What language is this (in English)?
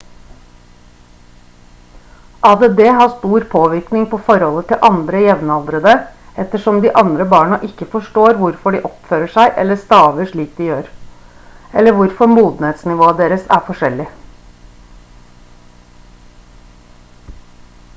Norwegian Bokmål